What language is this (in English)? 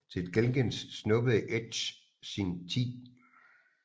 Danish